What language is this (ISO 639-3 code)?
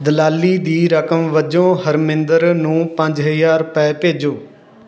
pan